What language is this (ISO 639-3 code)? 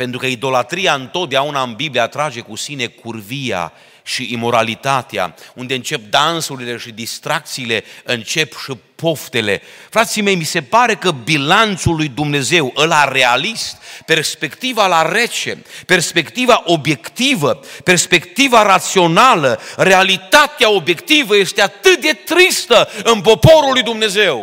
ron